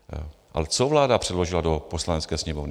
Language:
Czech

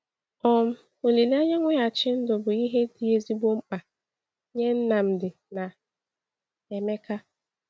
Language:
Igbo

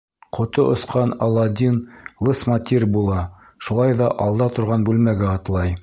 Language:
Bashkir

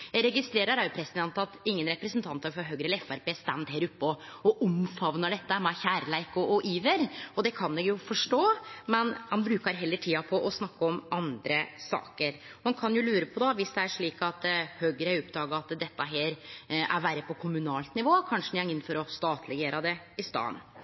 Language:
Norwegian Nynorsk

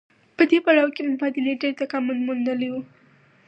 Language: Pashto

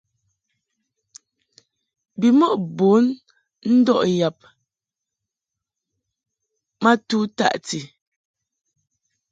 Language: Mungaka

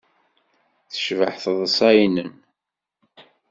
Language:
Kabyle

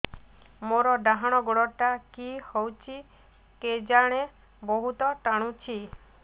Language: Odia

